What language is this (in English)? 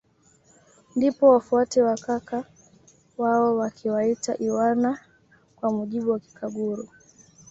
Swahili